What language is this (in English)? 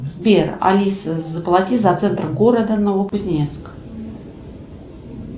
Russian